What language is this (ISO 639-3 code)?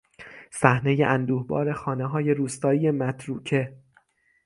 fas